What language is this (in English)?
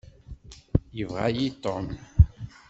Kabyle